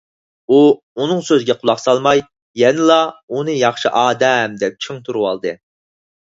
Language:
Uyghur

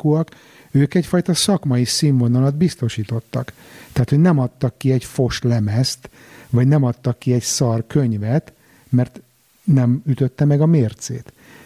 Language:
Hungarian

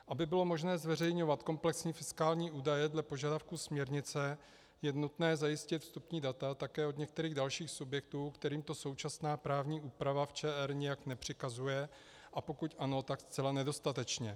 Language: Czech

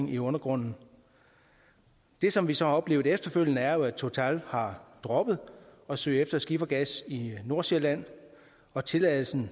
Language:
Danish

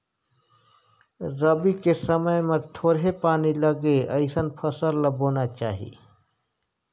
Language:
Chhattisgarhi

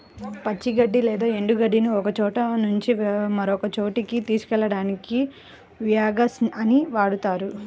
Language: Telugu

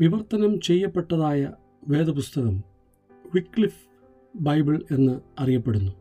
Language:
Malayalam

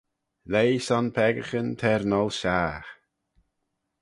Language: Manx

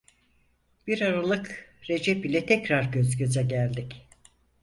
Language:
Turkish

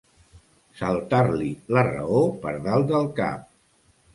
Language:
Catalan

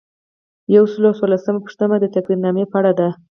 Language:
Pashto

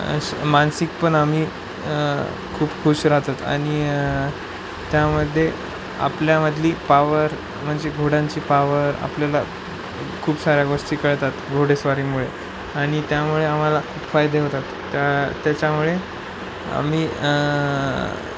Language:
Marathi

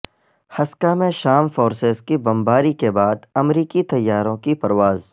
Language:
Urdu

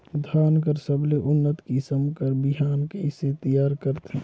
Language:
Chhattisgarhi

